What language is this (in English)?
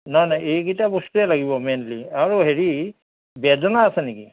Assamese